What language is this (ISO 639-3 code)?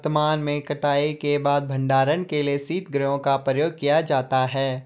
hin